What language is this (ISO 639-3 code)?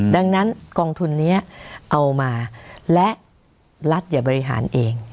tha